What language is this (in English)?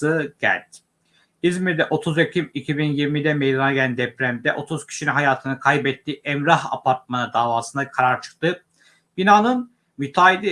Turkish